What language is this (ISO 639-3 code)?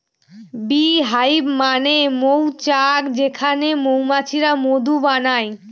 ben